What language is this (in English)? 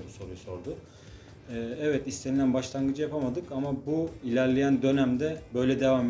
Turkish